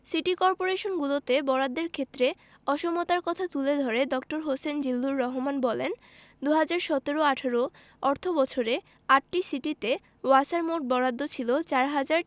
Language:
Bangla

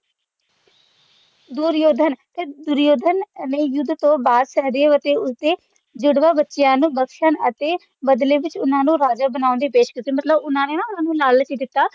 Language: Punjabi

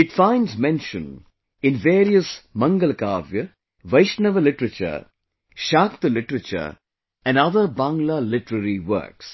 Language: English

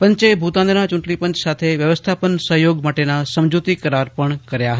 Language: Gujarati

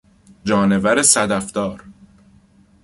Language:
Persian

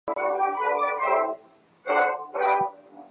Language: Chinese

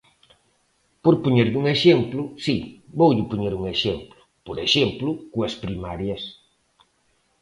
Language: Galician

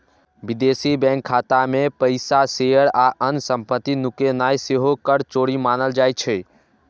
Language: Maithili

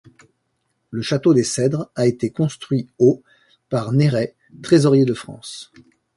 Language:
French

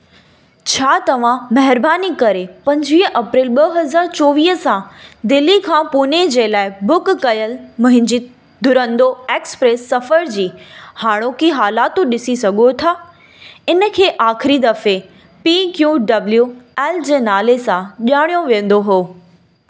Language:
Sindhi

